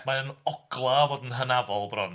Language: Welsh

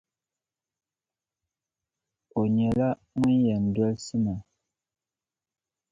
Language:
Dagbani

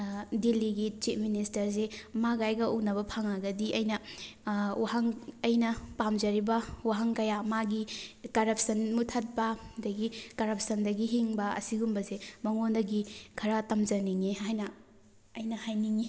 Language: Manipuri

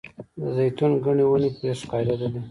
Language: Pashto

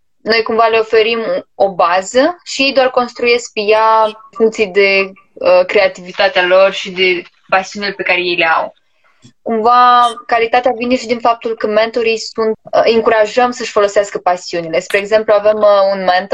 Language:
Romanian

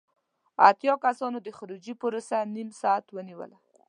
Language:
Pashto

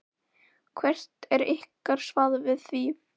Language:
Icelandic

